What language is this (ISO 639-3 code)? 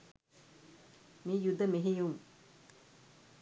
sin